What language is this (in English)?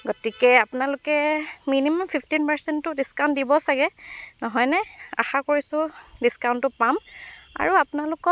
Assamese